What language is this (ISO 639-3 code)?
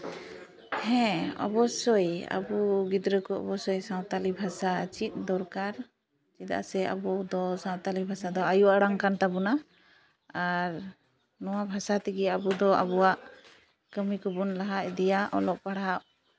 sat